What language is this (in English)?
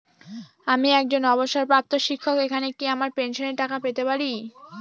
Bangla